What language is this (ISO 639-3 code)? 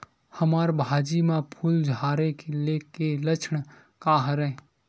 hne